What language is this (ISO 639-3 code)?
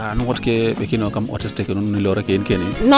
srr